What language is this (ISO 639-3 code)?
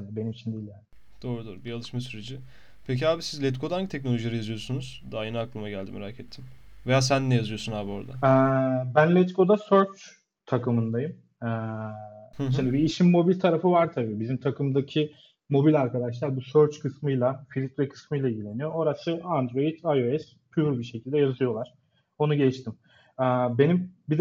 tur